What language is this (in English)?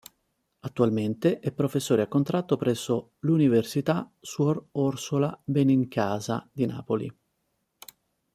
Italian